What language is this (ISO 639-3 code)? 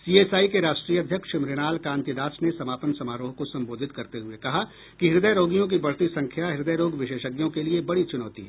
hin